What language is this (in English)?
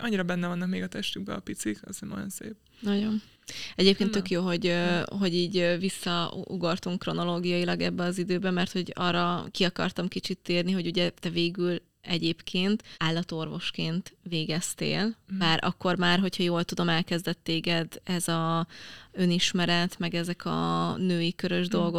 Hungarian